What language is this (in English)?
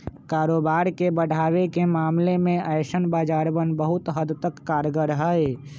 Magahi